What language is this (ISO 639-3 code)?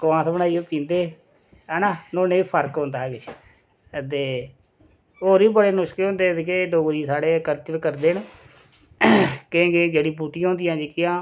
doi